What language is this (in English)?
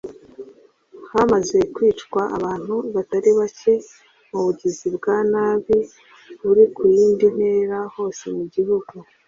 Kinyarwanda